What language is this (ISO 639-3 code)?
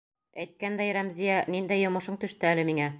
bak